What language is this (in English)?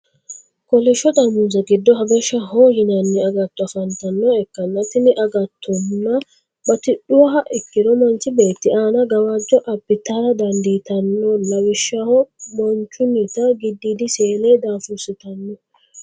Sidamo